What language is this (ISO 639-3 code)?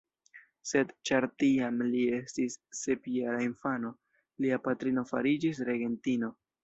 epo